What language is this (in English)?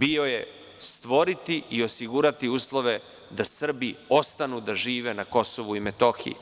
Serbian